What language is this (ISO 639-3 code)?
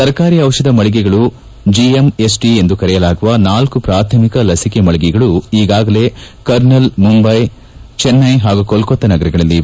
kan